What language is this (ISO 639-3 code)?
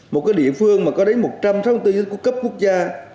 vie